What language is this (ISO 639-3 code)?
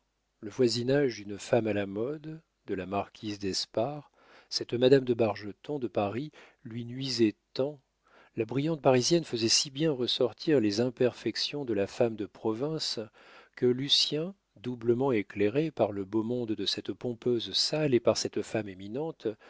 fra